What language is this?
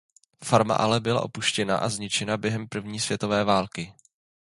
Czech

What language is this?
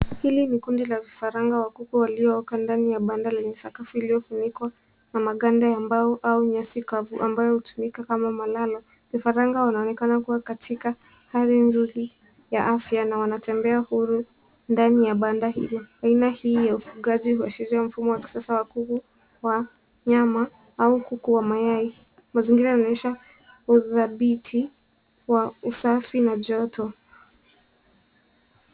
Swahili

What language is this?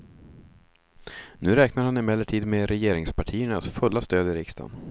Swedish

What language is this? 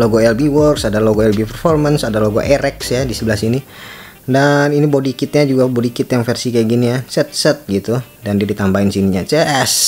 Indonesian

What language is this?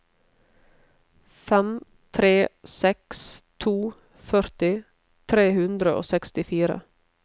Norwegian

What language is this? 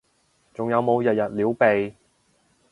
Cantonese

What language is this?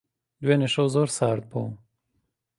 Central Kurdish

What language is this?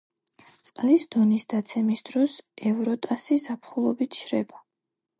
Georgian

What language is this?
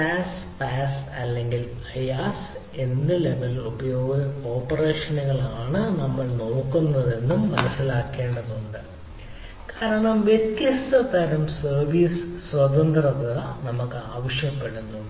Malayalam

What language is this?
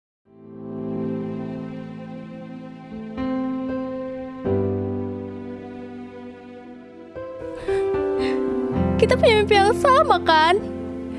Indonesian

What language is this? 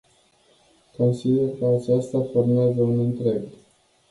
Romanian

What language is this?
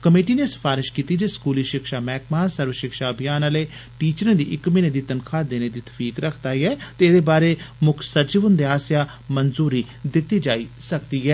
Dogri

